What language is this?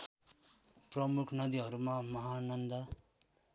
Nepali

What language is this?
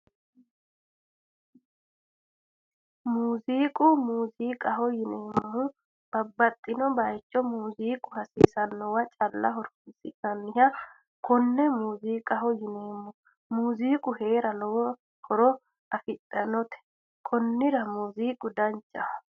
Sidamo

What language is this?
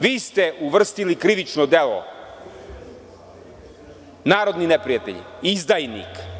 Serbian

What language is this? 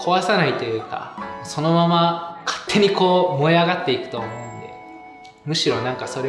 Japanese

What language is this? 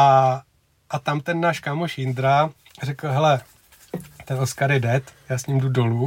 Czech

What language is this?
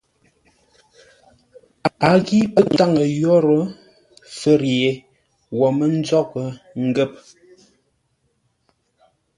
Ngombale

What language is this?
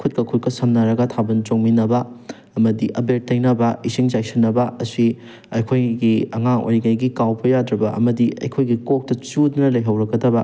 Manipuri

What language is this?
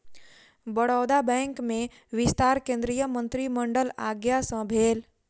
Maithili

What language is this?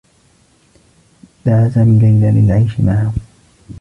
Arabic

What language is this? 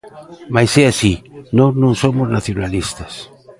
Galician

